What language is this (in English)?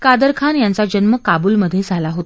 Marathi